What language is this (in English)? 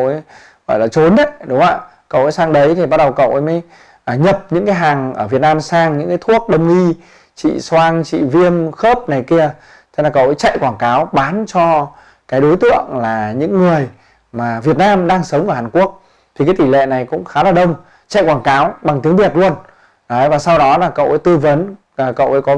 Vietnamese